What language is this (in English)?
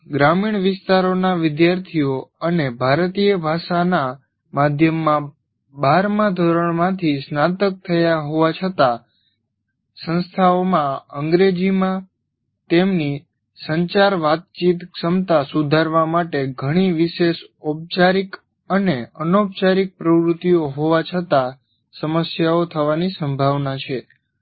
Gujarati